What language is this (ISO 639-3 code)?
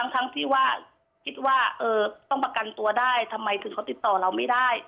tha